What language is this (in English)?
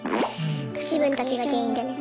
Japanese